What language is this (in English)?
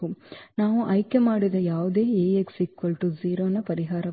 Kannada